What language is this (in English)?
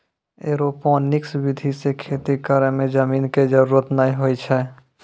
Maithili